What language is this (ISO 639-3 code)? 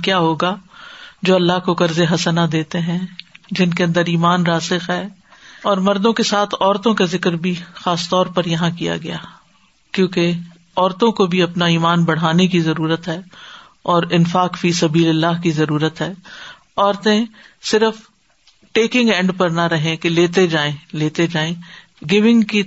urd